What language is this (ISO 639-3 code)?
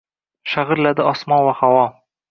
uzb